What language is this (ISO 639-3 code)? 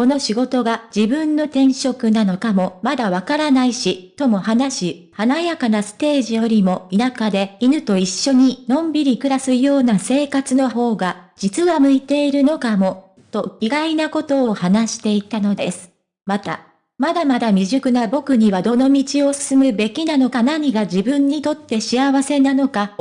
jpn